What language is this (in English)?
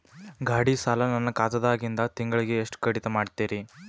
Kannada